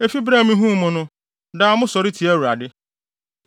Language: Akan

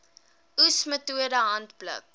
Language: Afrikaans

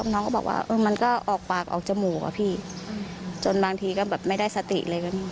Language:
Thai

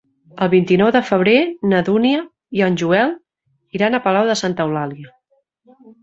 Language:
Catalan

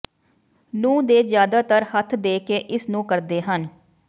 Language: Punjabi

